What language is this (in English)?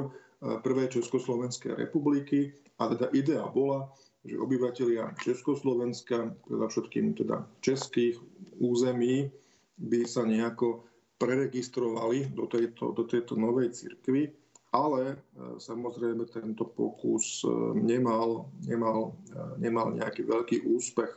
Slovak